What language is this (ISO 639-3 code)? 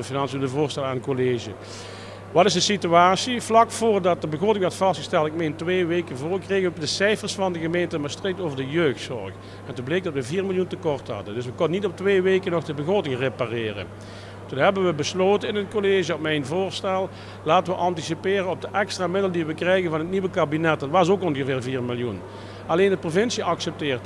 nld